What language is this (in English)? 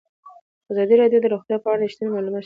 Pashto